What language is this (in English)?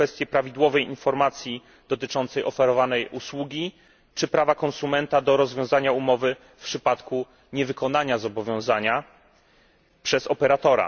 Polish